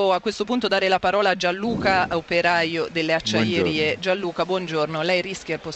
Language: Italian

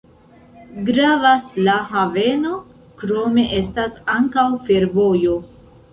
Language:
Esperanto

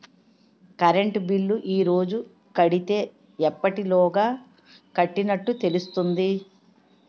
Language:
Telugu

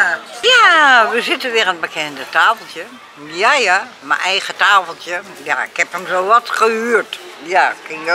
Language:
Dutch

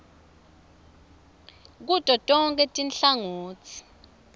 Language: Swati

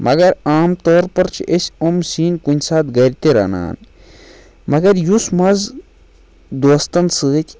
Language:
Kashmiri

